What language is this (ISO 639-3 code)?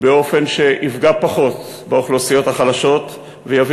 heb